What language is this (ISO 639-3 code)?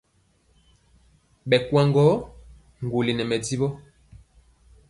mcx